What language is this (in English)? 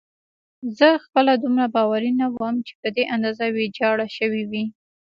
Pashto